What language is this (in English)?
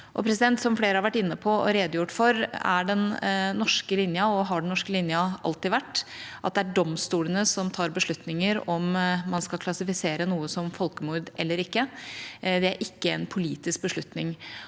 Norwegian